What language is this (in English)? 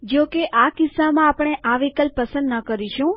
Gujarati